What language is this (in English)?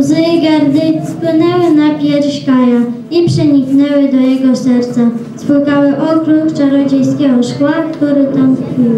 Polish